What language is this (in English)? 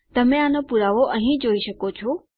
Gujarati